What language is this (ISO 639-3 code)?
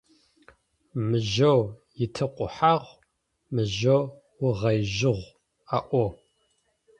ady